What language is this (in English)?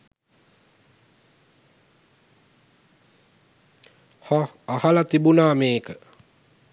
Sinhala